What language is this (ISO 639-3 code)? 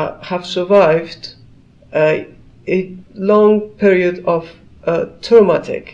eng